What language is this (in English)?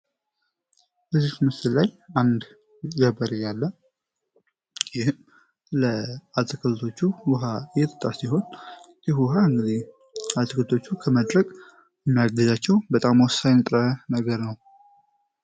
Amharic